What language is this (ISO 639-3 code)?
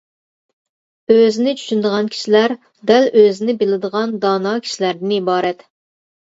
uig